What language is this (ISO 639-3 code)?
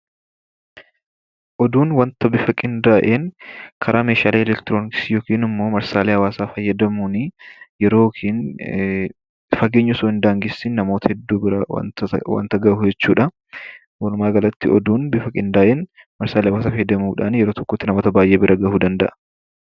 orm